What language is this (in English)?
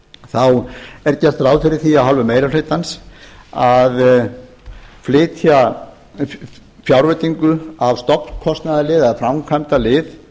Icelandic